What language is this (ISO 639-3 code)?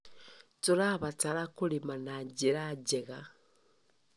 kik